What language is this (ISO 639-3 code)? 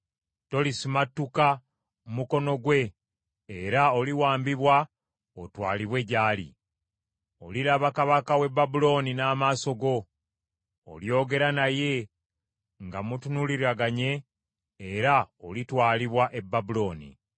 lug